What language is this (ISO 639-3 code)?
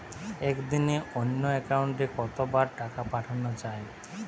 ben